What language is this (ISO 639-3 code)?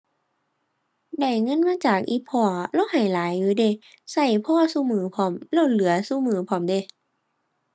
tha